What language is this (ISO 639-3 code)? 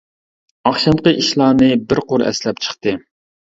uig